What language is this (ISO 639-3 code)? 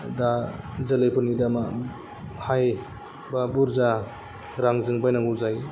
brx